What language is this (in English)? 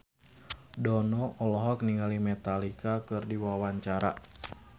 Sundanese